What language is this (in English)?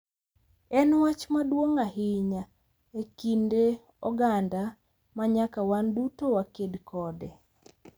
Luo (Kenya and Tanzania)